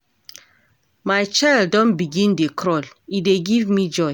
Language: Nigerian Pidgin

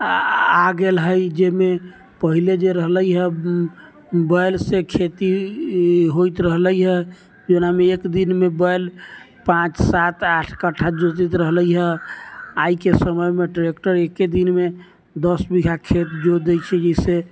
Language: Maithili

